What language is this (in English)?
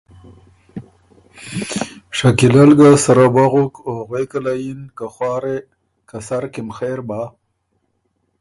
Ormuri